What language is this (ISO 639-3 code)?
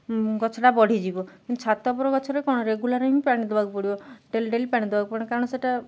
ori